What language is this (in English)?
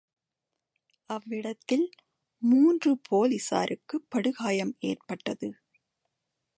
Tamil